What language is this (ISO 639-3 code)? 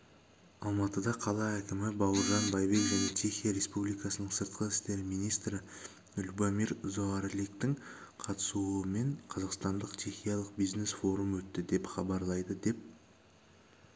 kaz